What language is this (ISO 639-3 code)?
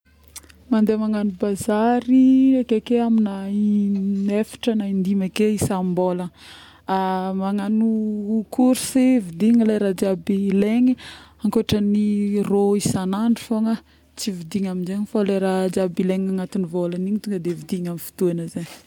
bmm